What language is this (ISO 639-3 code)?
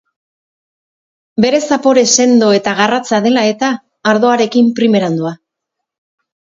eus